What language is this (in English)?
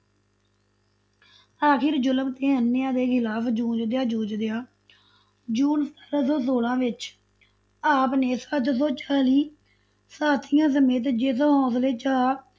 Punjabi